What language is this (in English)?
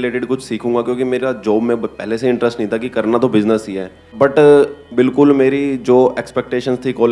Hindi